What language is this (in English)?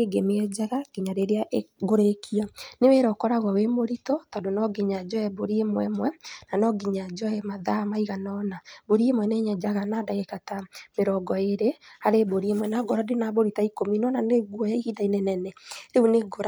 Kikuyu